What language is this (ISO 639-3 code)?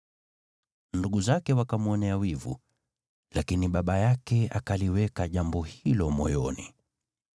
swa